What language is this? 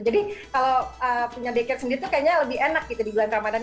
Indonesian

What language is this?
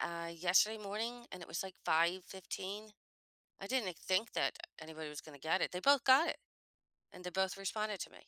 English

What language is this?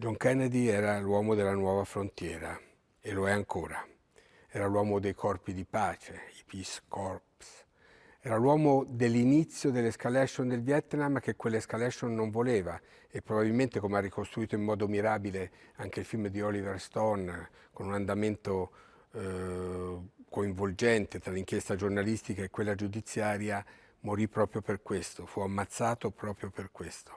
Italian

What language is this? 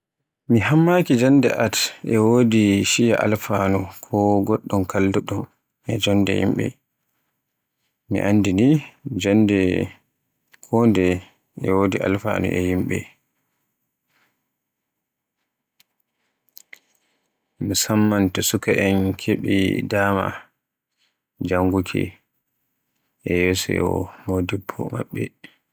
Borgu Fulfulde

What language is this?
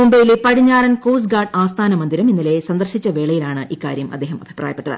Malayalam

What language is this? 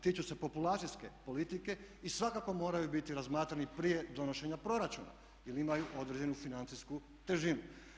Croatian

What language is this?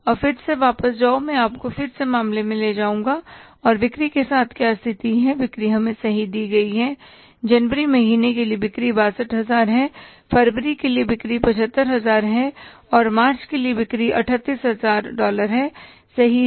Hindi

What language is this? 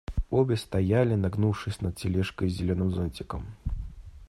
Russian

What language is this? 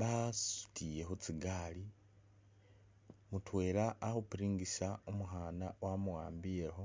Masaaba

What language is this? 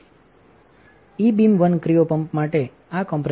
Gujarati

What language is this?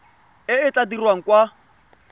Tswana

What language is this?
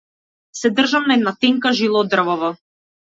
Macedonian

